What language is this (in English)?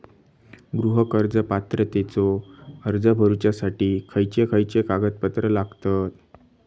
Marathi